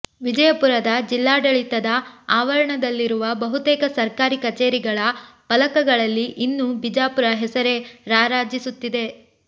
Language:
Kannada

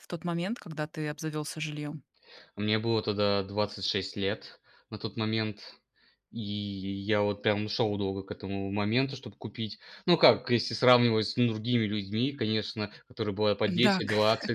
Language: Russian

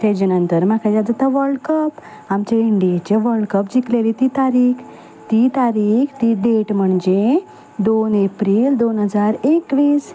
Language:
Konkani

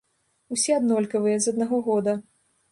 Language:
Belarusian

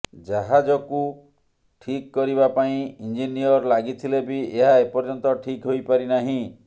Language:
Odia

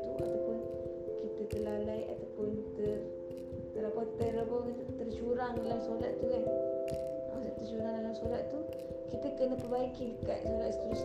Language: Malay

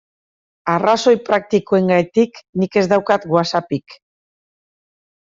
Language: Basque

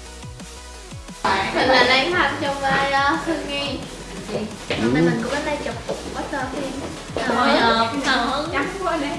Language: Vietnamese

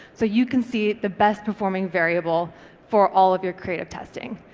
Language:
English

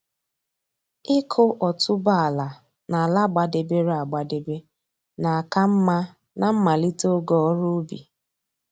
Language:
Igbo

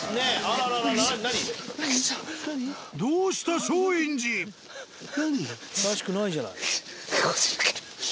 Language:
Japanese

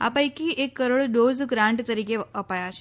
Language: Gujarati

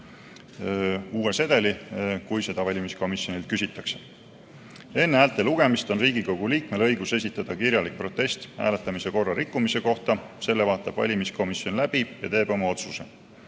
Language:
Estonian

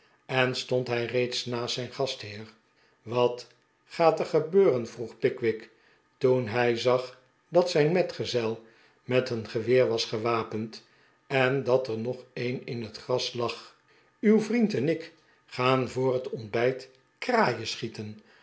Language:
Dutch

